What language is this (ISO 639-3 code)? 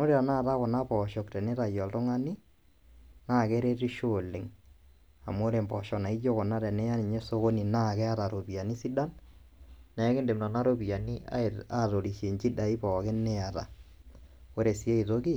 mas